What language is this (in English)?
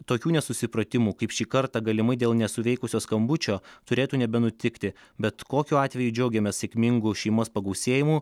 Lithuanian